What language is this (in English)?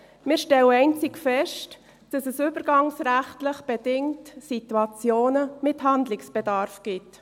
Swiss German